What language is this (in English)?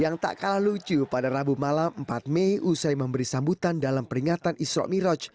Indonesian